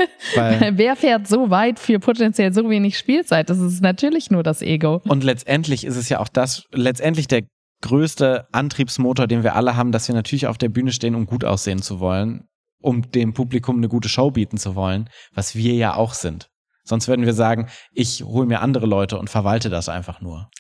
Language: German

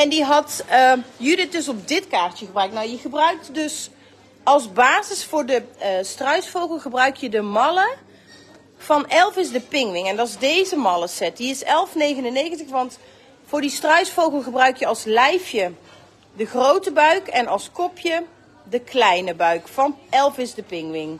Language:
Dutch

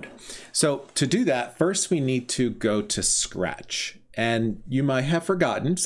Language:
English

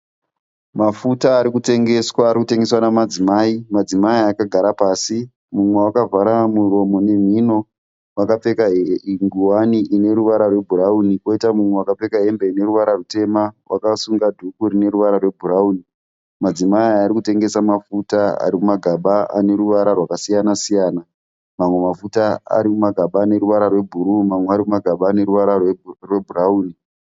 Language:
Shona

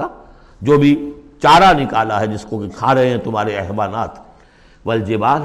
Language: Urdu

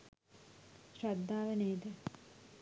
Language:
Sinhala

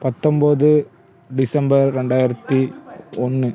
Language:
Tamil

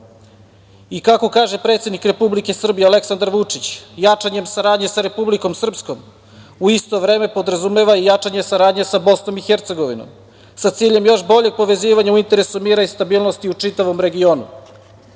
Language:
Serbian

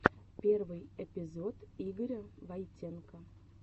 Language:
Russian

